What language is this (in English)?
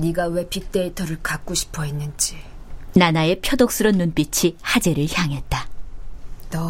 Korean